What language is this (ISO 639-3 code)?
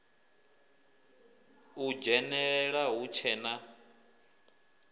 ven